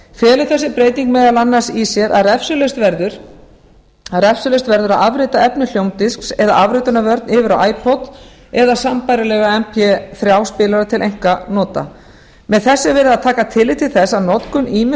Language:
Icelandic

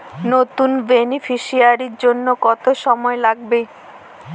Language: Bangla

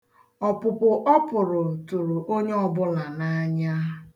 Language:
Igbo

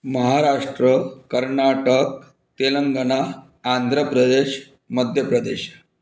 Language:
Marathi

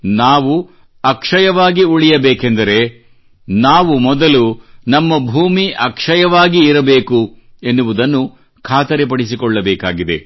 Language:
Kannada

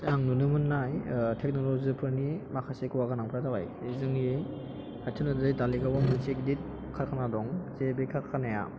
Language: Bodo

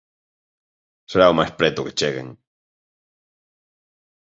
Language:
Galician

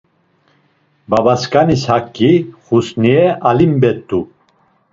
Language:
Laz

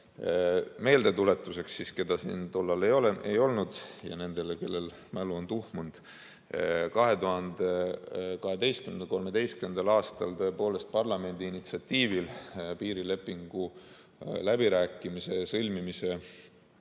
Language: Estonian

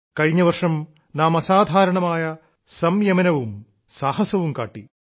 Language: Malayalam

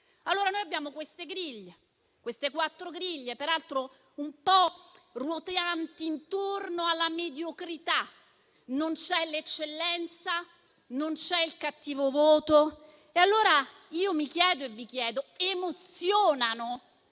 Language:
Italian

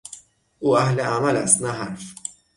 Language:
Persian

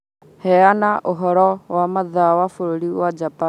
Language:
Kikuyu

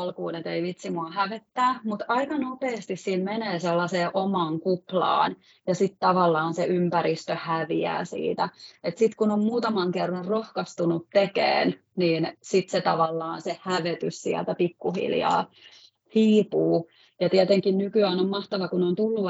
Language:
Finnish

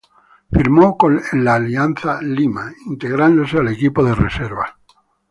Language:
Spanish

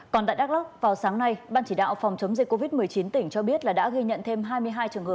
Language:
Vietnamese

